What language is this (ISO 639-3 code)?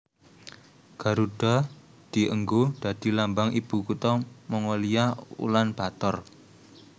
jav